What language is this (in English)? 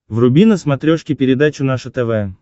Russian